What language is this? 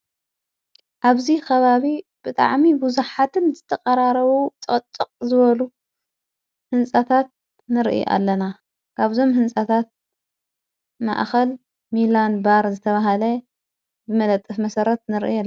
Tigrinya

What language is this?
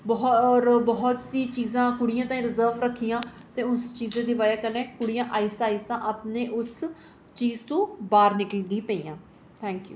Dogri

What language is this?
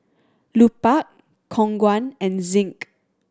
English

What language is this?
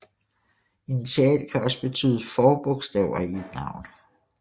Danish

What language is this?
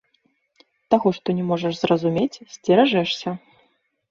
Belarusian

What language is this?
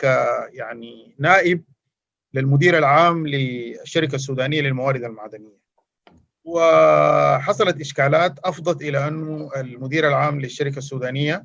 Arabic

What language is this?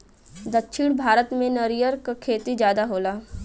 Bhojpuri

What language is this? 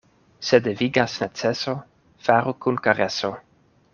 Esperanto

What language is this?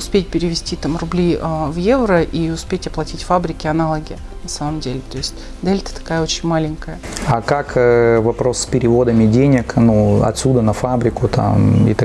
Russian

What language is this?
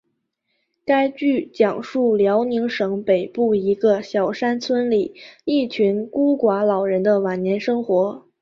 Chinese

